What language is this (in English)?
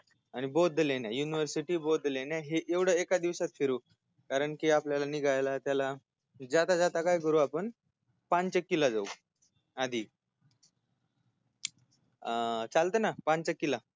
Marathi